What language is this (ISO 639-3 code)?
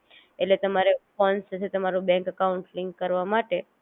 guj